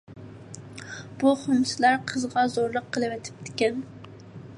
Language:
Uyghur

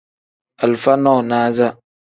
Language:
Tem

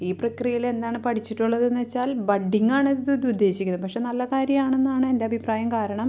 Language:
Malayalam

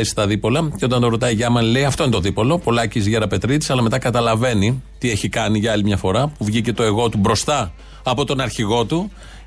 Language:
Greek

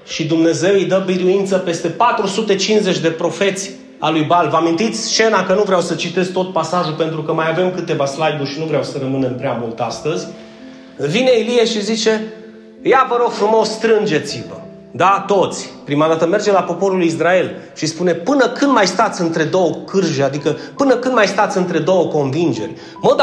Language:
Romanian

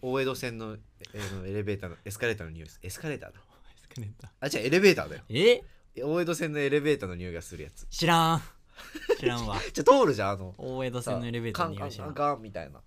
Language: Japanese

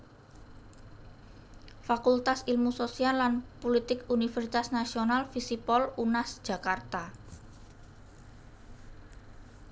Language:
Javanese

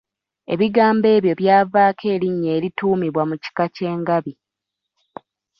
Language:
Ganda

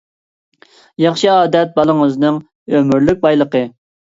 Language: Uyghur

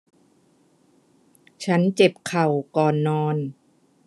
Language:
Thai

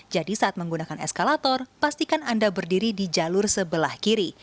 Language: Indonesian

